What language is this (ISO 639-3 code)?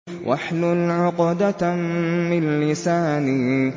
ara